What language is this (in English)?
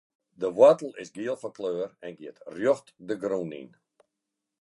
Western Frisian